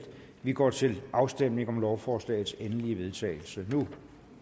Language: Danish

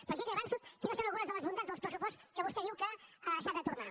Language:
Catalan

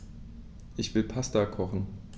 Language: German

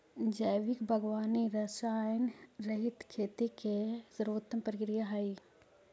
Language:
Magahi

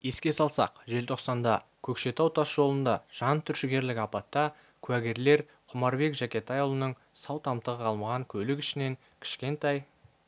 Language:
Kazakh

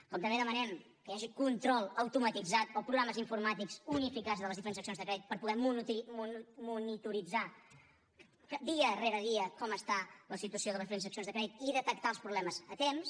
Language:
Catalan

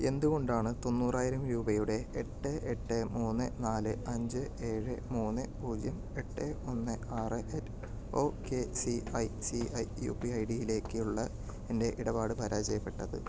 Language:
Malayalam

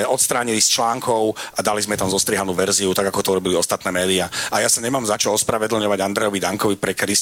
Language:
Slovak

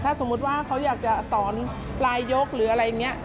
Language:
Thai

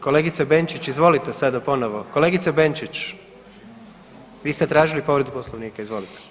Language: Croatian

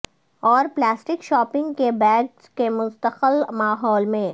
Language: Urdu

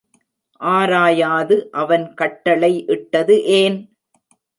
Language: Tamil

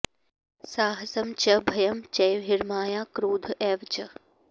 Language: Sanskrit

